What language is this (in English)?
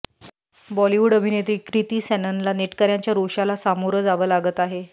Marathi